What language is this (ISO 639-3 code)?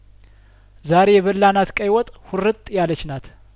amh